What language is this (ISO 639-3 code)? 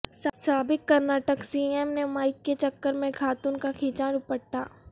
urd